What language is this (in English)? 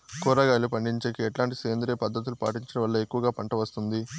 Telugu